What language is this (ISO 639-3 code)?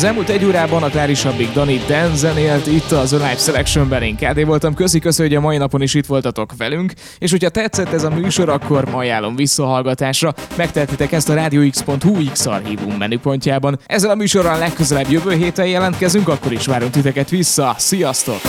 hun